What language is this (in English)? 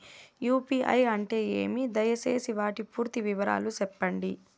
Telugu